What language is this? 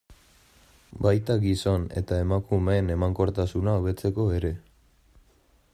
Basque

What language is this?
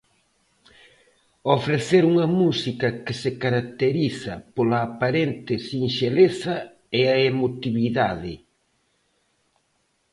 Galician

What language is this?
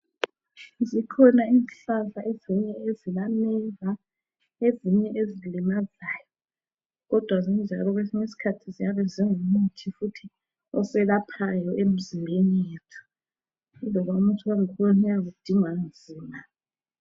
North Ndebele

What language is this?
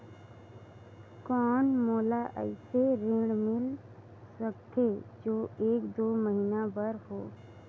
Chhattisgarhi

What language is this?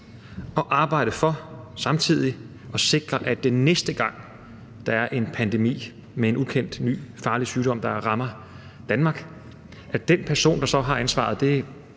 Danish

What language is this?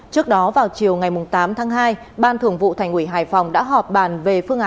Vietnamese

